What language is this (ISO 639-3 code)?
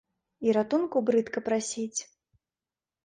bel